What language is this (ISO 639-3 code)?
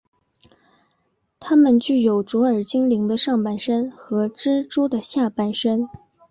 zho